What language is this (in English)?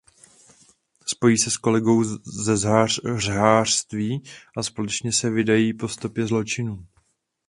Czech